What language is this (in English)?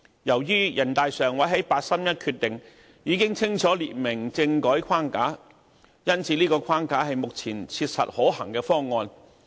Cantonese